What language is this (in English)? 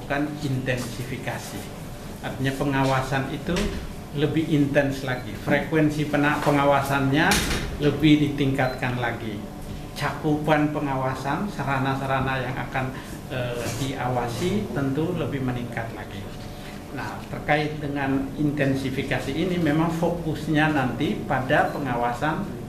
Indonesian